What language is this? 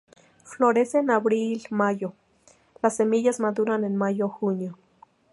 Spanish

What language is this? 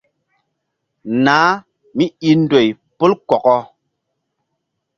Mbum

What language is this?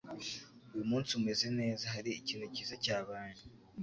Kinyarwanda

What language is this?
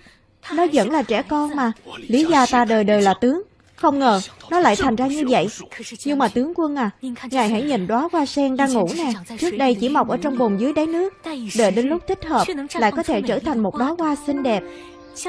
Vietnamese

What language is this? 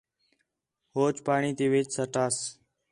Khetrani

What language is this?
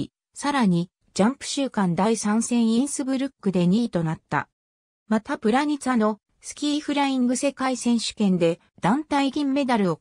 Japanese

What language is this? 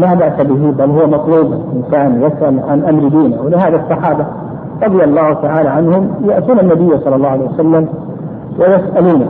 Arabic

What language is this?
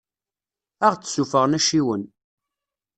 Kabyle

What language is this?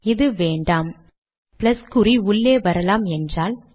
Tamil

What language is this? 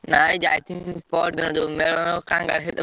Odia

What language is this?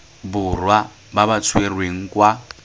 Tswana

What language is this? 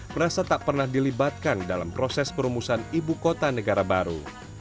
Indonesian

